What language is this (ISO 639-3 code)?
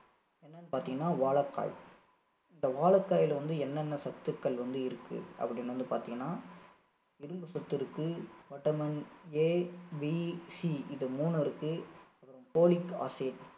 tam